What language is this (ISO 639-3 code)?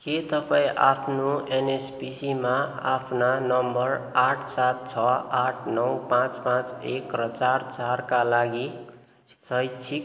nep